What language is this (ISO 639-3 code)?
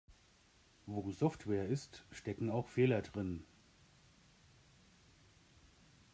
deu